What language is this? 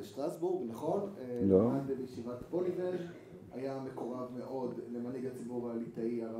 Hebrew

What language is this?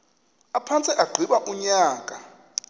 Xhosa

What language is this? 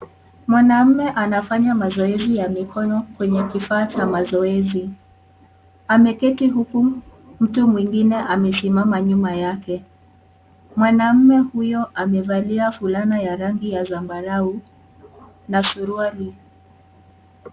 Swahili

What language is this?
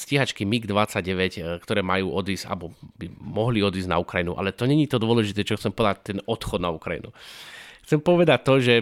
Slovak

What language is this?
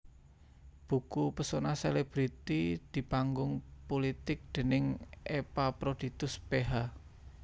Javanese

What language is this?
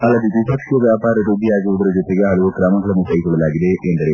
Kannada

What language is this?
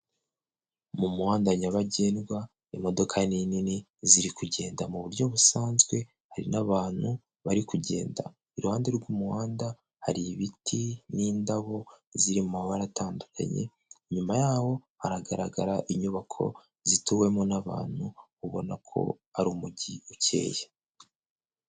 Kinyarwanda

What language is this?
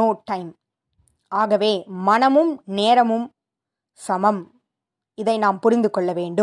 Tamil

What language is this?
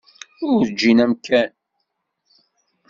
Kabyle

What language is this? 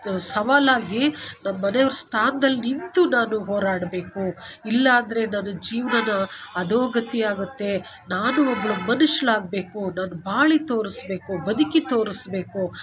Kannada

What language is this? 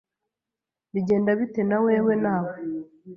Kinyarwanda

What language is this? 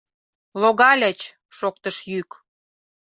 Mari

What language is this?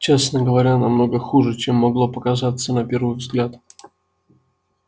Russian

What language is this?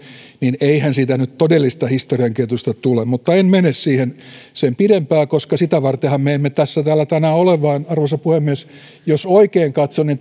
Finnish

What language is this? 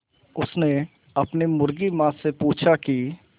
Hindi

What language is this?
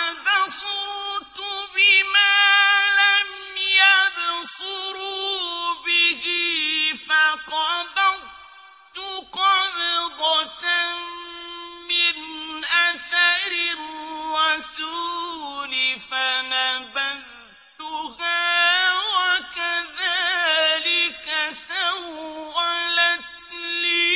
Arabic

